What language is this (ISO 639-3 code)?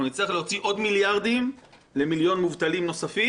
heb